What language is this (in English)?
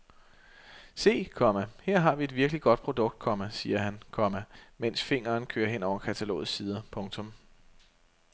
Danish